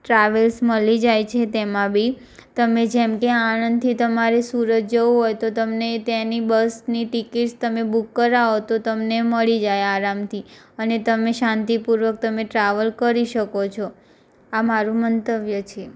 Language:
Gujarati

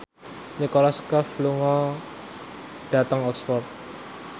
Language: Javanese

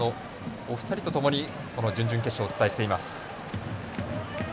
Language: Japanese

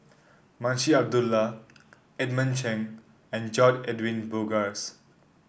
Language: English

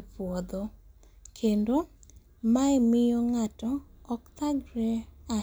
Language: Luo (Kenya and Tanzania)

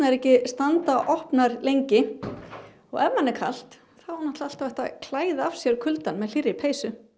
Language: Icelandic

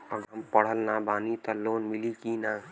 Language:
Bhojpuri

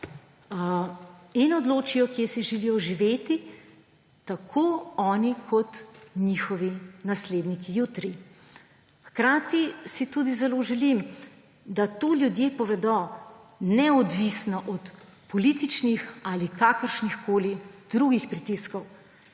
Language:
Slovenian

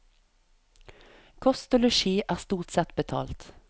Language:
Norwegian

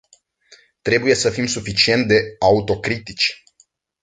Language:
Romanian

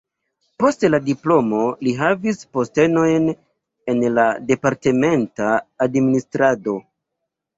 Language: Esperanto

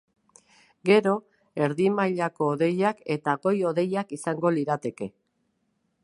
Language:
Basque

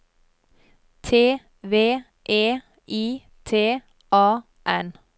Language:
Norwegian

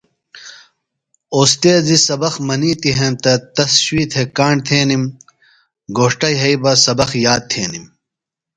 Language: Phalura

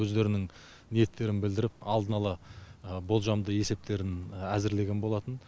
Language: Kazakh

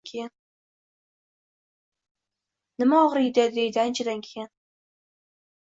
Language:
Uzbek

